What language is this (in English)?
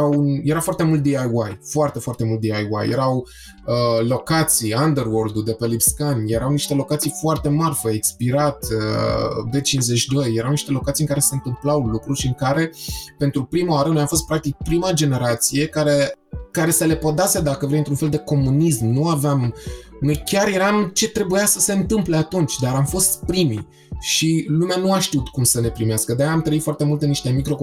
Romanian